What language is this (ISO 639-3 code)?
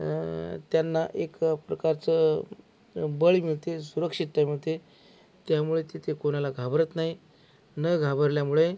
mar